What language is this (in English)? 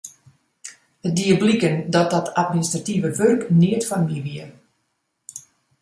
Western Frisian